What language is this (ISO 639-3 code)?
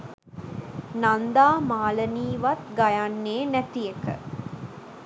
sin